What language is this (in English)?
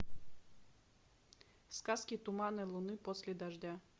Russian